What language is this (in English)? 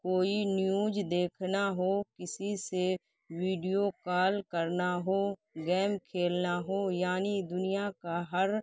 Urdu